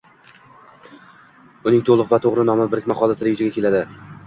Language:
Uzbek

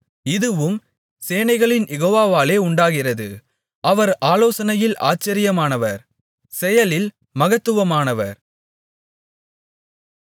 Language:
Tamil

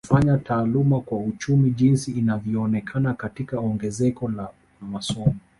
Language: Swahili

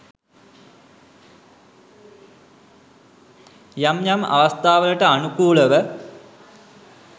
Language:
Sinhala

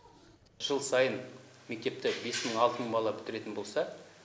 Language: Kazakh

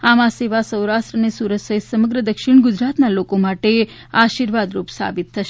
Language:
Gujarati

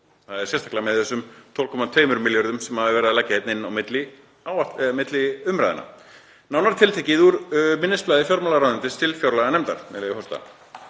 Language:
Icelandic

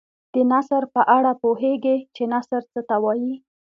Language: Pashto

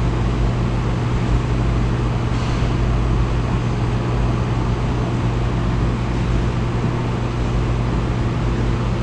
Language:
Japanese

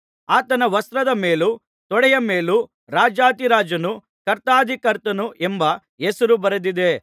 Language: Kannada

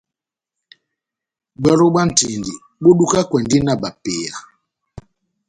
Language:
Batanga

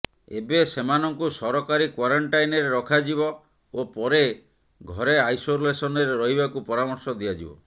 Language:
Odia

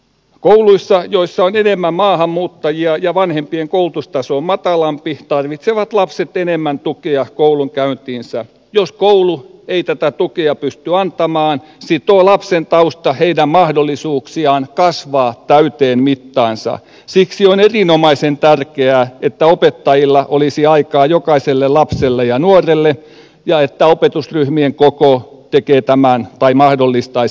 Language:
Finnish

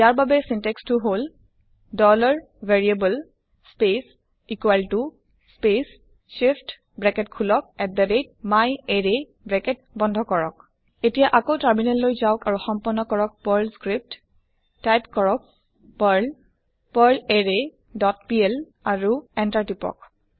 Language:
Assamese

